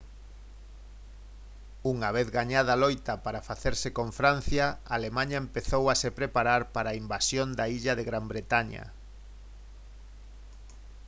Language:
Galician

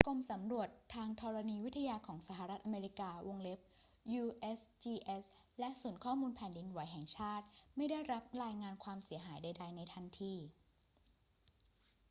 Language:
Thai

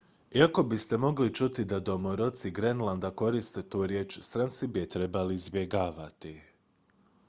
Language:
Croatian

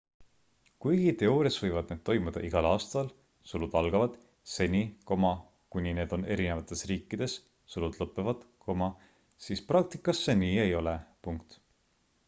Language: Estonian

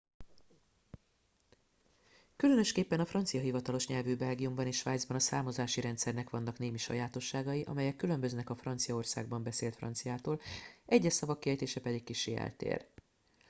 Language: Hungarian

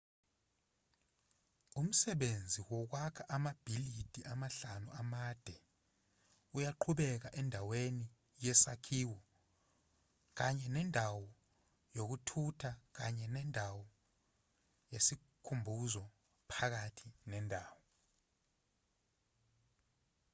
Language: Zulu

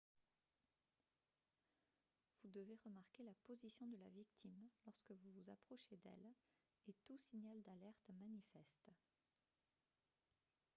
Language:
French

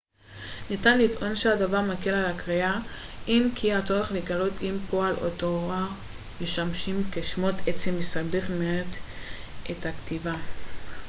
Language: Hebrew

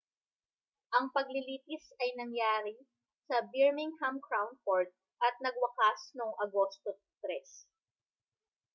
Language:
Filipino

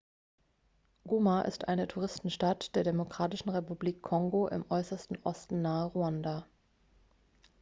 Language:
German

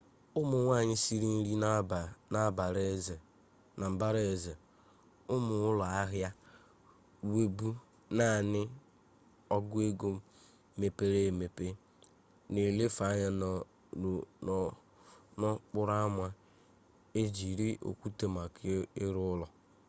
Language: Igbo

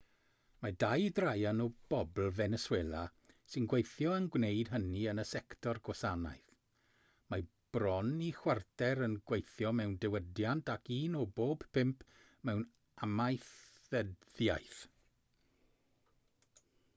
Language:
Welsh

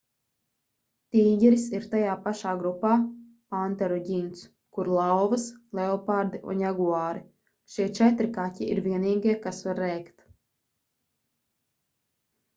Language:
Latvian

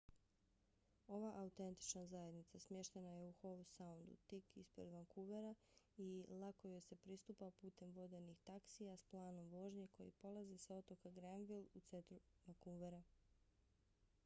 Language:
Bosnian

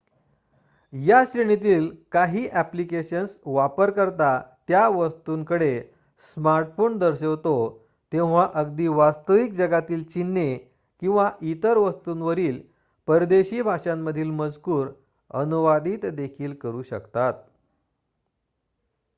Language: Marathi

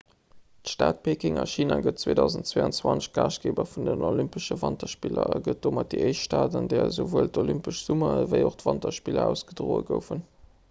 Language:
Luxembourgish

